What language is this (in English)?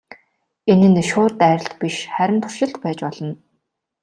Mongolian